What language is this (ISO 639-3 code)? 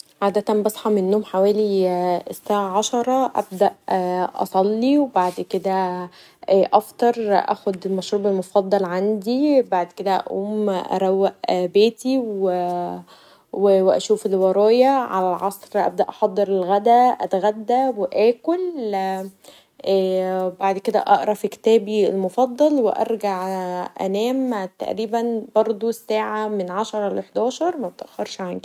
arz